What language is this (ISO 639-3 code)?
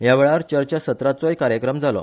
kok